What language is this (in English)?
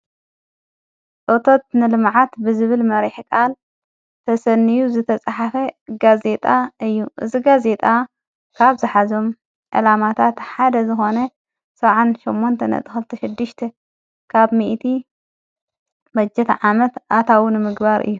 Tigrinya